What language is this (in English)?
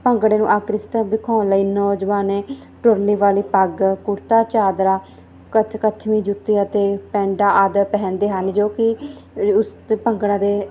Punjabi